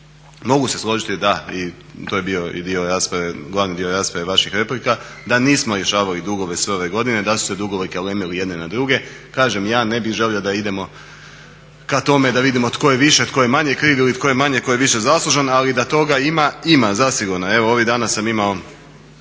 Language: Croatian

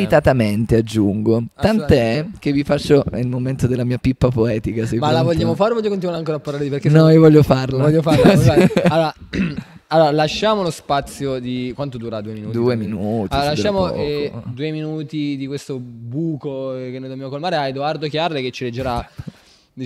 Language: Italian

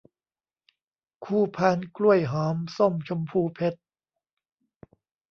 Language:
Thai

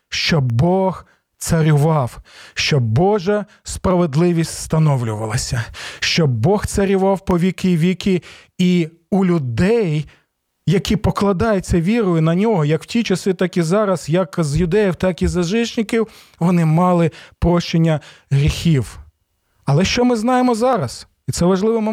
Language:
Ukrainian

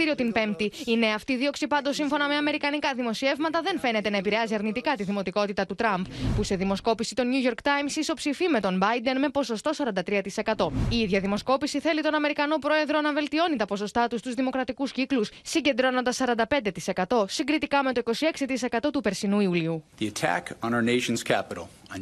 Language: Greek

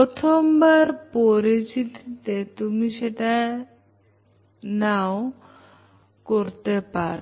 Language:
Bangla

